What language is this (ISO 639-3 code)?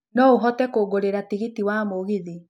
kik